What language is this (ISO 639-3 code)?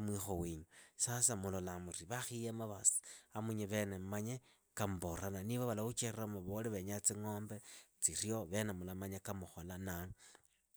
ida